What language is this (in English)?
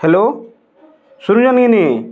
Odia